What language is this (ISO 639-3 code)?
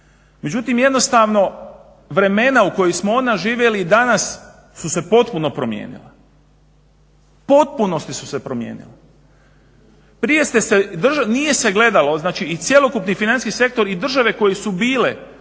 hrv